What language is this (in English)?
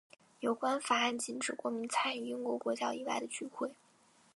Chinese